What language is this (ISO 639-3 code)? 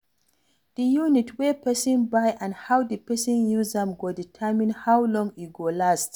pcm